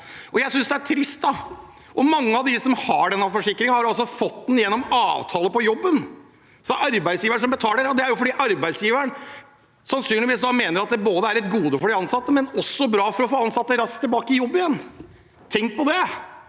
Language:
Norwegian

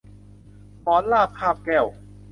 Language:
Thai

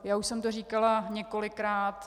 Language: Czech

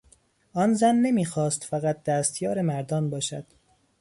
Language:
Persian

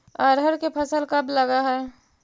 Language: Magahi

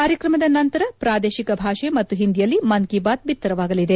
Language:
Kannada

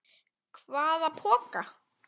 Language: Icelandic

